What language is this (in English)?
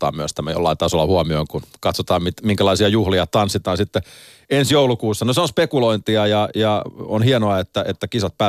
Finnish